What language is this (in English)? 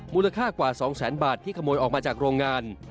Thai